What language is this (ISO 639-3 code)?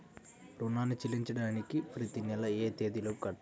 tel